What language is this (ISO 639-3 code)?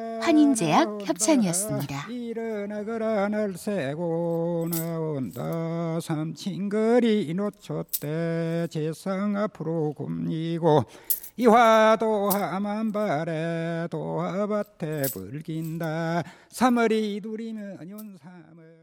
kor